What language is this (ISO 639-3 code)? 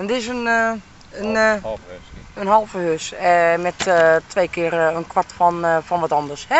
nld